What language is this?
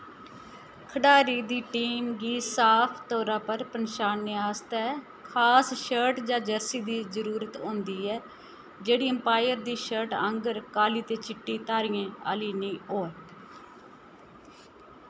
Dogri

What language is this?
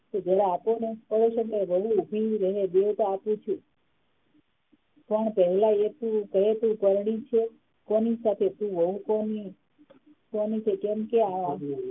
Gujarati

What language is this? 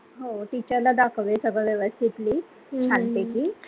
Marathi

